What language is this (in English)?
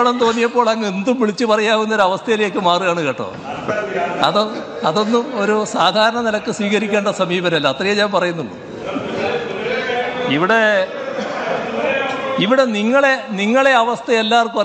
Indonesian